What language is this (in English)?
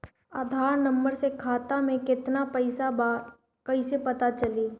Bhojpuri